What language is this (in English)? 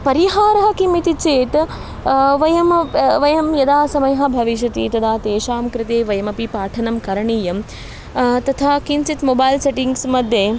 Sanskrit